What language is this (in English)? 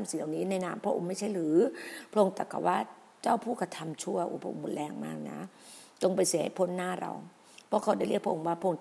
Thai